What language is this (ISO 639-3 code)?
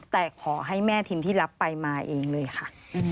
tha